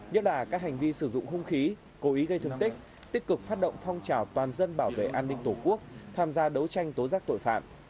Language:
Vietnamese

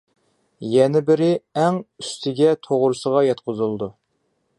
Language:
Uyghur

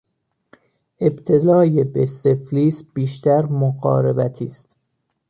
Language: Persian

